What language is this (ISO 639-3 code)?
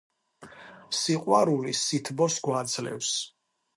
kat